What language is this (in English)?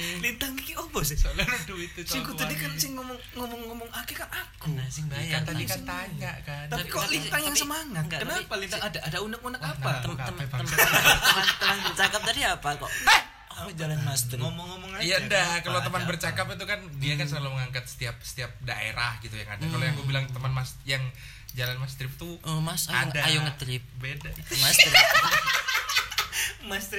Indonesian